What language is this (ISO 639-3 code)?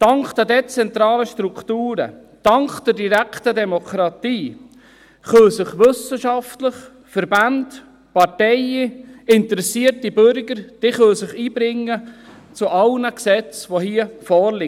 gsw